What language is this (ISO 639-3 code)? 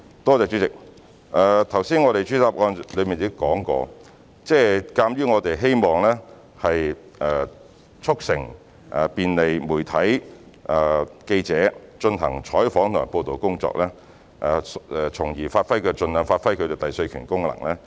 yue